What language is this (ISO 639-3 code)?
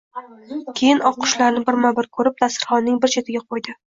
uzb